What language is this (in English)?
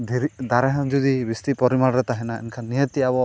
Santali